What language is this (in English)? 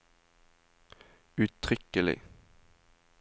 Norwegian